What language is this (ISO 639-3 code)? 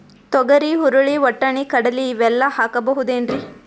kan